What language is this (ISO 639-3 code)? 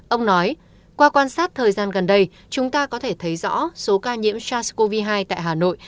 vie